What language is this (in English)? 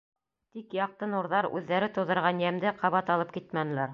Bashkir